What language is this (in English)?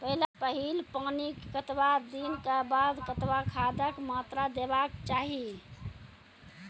Maithili